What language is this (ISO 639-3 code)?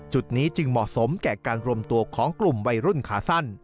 tha